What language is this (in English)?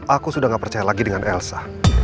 Indonesian